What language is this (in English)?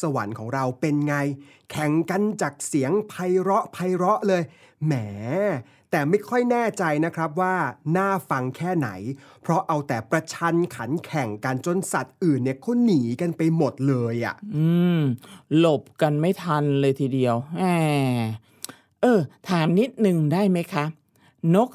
Thai